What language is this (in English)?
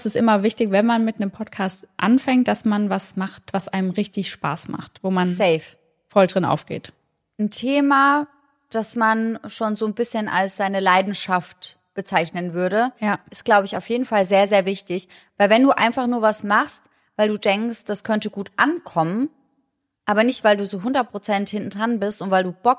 German